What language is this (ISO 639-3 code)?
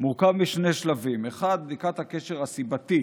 heb